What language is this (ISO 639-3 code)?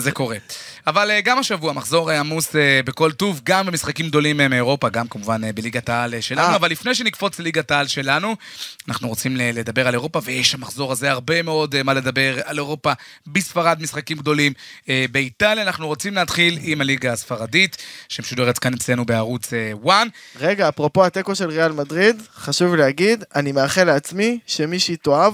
heb